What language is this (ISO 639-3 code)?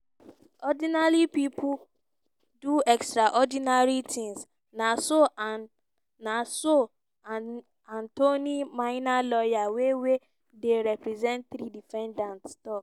pcm